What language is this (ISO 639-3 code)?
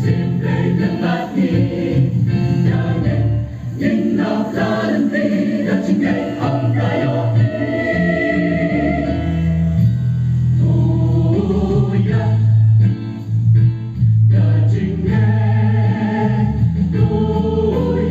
ind